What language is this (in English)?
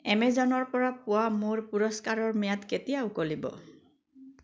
Assamese